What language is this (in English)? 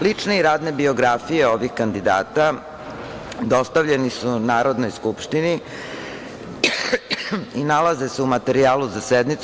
Serbian